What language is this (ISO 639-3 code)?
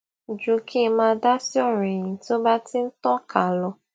yor